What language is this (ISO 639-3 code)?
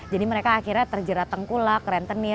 ind